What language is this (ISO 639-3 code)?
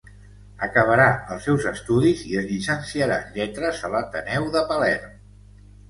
cat